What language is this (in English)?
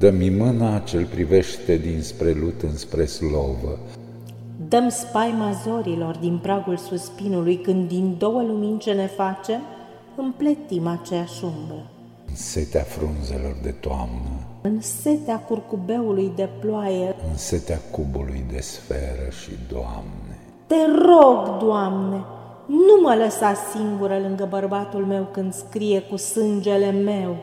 Romanian